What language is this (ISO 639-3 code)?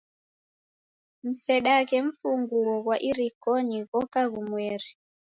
dav